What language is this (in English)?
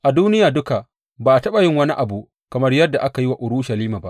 Hausa